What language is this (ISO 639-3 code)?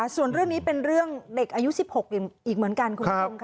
tha